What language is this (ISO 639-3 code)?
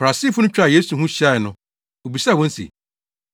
aka